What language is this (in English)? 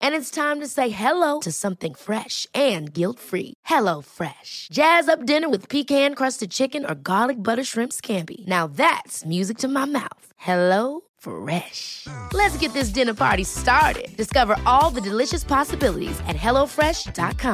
Danish